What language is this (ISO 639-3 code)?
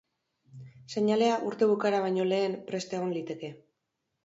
eus